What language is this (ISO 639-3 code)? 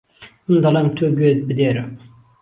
ckb